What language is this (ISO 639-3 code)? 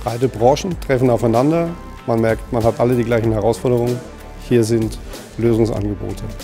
deu